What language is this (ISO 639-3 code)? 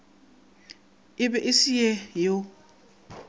nso